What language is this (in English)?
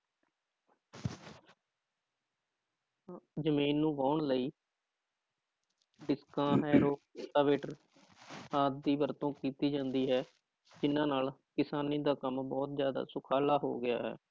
Punjabi